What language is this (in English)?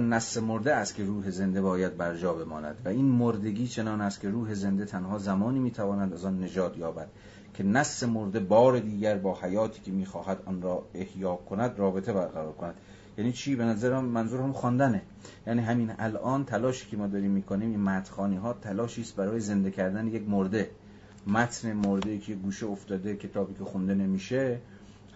Persian